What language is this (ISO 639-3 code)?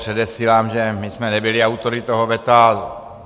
ces